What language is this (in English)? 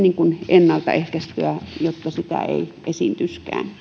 Finnish